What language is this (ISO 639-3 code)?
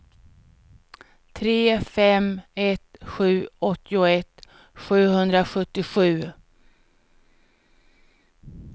swe